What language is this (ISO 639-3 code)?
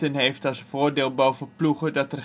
nld